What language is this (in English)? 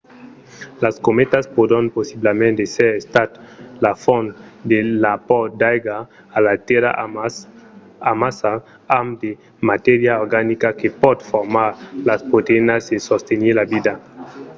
Occitan